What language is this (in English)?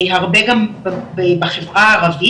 Hebrew